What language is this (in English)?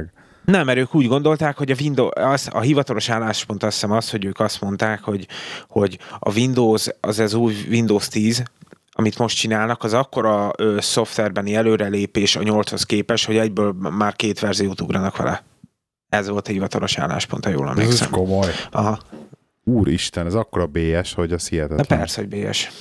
Hungarian